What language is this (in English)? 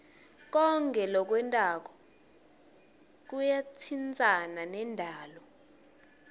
Swati